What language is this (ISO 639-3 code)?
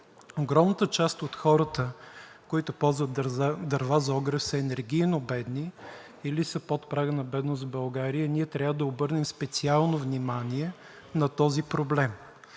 bul